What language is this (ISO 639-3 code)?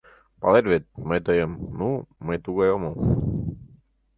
chm